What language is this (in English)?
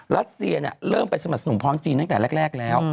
Thai